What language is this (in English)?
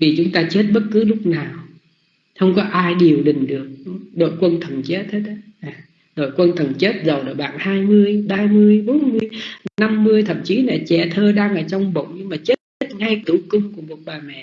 Vietnamese